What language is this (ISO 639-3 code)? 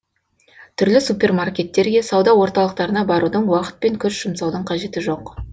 kaz